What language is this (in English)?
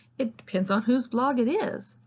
English